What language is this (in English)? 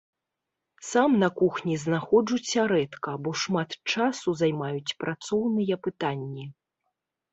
Belarusian